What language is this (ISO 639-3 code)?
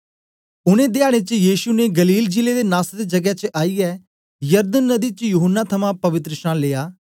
doi